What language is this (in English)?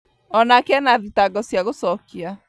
Kikuyu